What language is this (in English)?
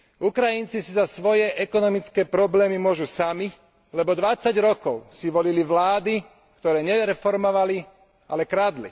Slovak